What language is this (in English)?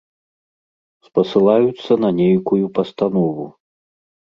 Belarusian